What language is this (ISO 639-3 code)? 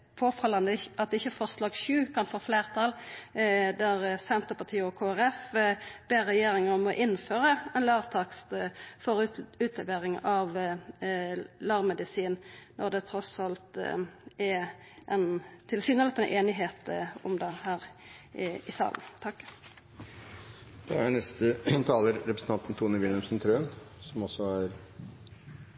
nor